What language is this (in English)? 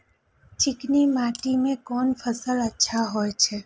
Maithili